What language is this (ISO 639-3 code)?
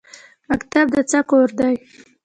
pus